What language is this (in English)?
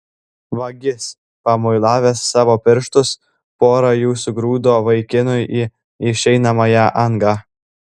Lithuanian